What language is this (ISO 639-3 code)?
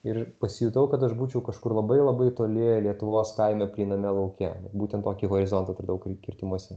lit